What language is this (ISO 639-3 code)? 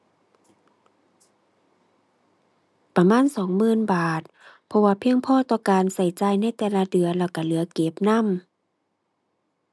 tha